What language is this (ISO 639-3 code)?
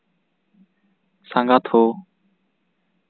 sat